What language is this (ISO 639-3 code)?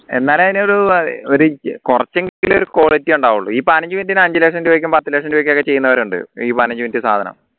mal